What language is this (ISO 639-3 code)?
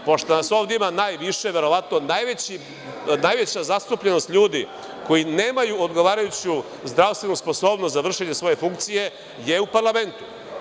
srp